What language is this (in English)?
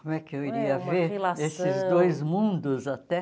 Portuguese